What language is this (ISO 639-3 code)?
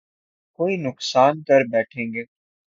urd